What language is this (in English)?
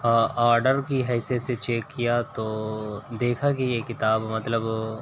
Urdu